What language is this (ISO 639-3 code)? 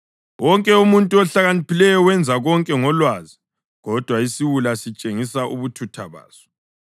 nde